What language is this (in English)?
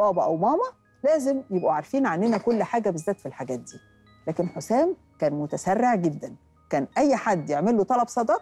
Arabic